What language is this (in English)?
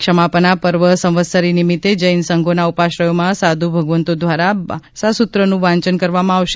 Gujarati